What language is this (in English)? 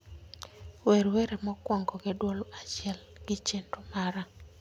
Luo (Kenya and Tanzania)